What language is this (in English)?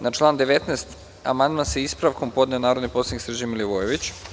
Serbian